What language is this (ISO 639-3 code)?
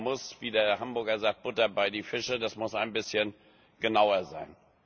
deu